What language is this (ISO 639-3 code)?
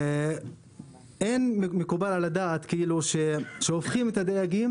heb